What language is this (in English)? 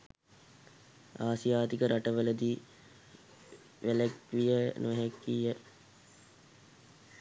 Sinhala